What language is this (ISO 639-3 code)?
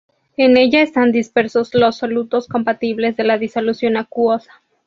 spa